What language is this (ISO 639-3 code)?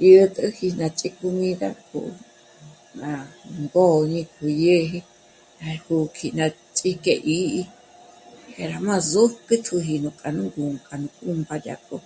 mmc